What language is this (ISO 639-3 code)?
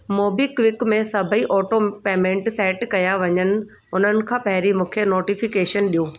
snd